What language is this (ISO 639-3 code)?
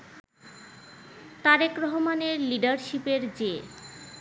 ben